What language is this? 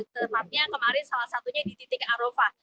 Indonesian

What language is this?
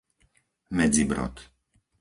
Slovak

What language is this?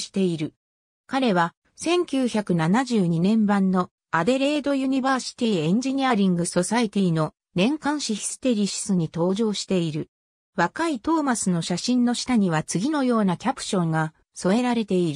Japanese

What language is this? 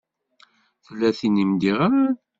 Kabyle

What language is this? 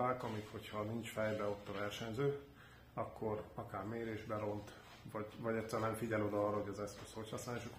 Hungarian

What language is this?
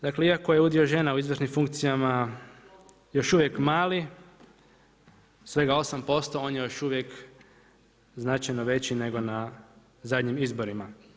Croatian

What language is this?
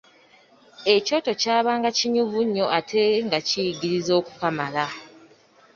Ganda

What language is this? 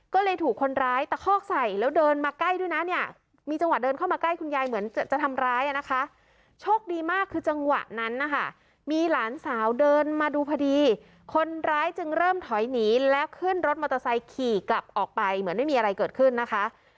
Thai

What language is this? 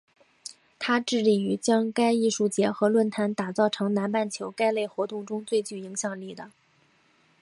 Chinese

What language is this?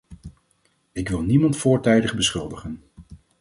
Dutch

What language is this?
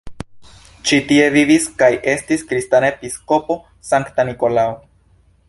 Esperanto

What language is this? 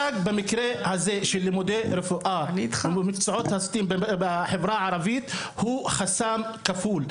Hebrew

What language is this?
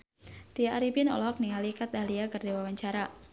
Sundanese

